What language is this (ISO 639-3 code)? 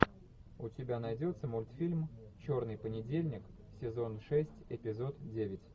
rus